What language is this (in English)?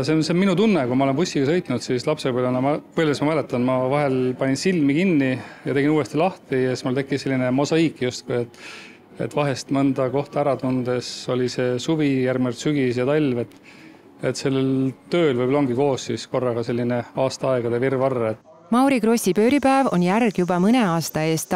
Finnish